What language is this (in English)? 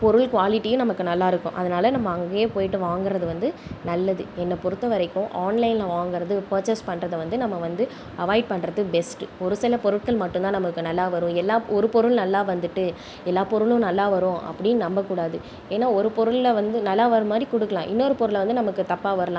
Tamil